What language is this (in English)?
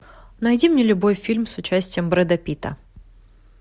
Russian